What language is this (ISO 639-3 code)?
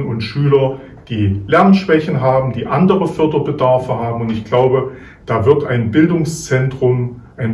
deu